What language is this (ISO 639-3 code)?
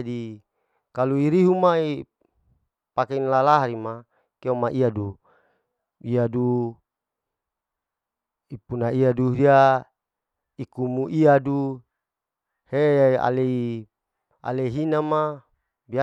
alo